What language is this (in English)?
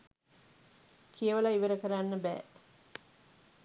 Sinhala